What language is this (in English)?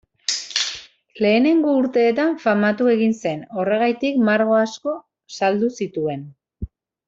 Basque